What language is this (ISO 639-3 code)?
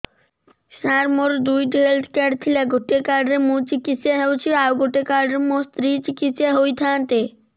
ori